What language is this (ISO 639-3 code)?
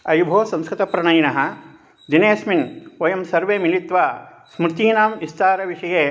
san